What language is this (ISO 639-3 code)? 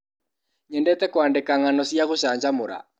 kik